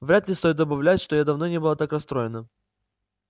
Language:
Russian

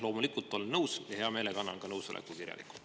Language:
Estonian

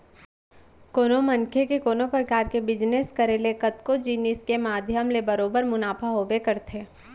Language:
Chhattisgarhi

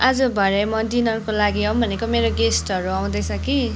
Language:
Nepali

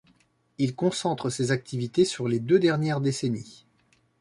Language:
French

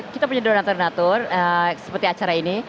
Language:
Indonesian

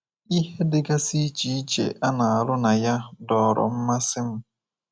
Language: Igbo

